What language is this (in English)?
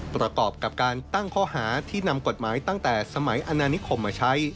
Thai